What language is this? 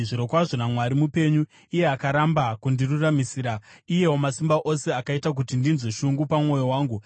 Shona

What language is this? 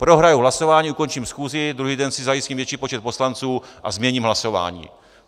Czech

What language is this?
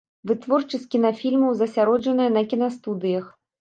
Belarusian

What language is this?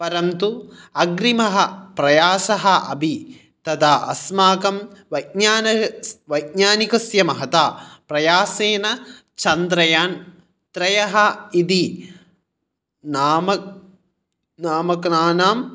Sanskrit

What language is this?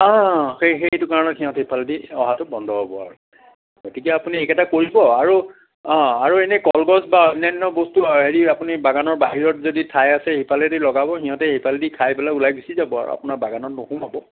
Assamese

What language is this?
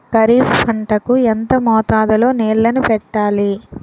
Telugu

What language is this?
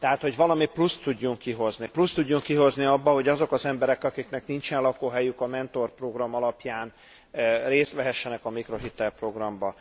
Hungarian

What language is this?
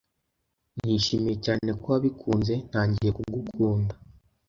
Kinyarwanda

